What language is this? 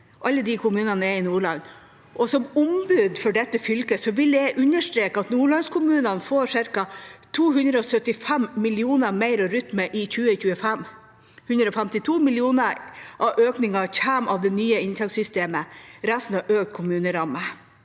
Norwegian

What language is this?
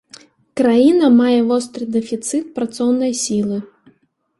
Belarusian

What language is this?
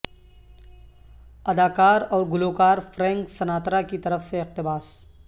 Urdu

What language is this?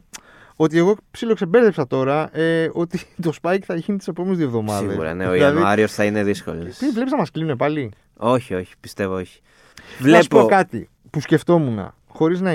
Greek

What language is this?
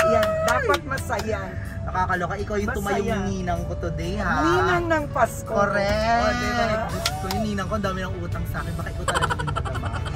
Filipino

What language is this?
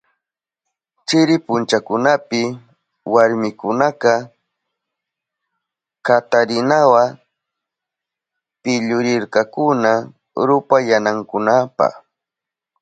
Southern Pastaza Quechua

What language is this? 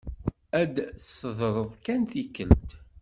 Kabyle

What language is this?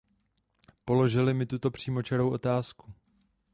Czech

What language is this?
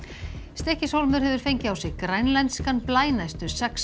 Icelandic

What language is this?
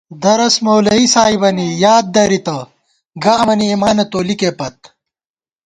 Gawar-Bati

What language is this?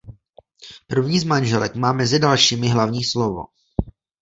Czech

